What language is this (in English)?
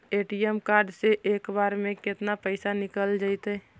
Magahi